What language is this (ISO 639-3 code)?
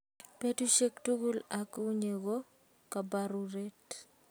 kln